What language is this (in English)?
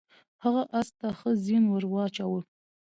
Pashto